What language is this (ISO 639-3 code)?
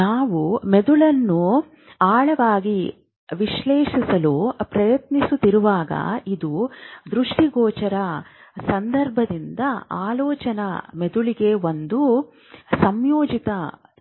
kan